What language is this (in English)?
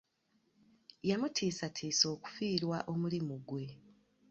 Ganda